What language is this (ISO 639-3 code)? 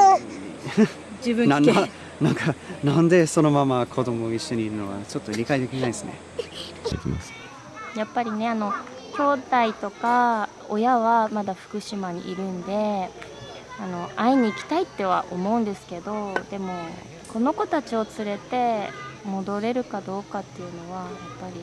jpn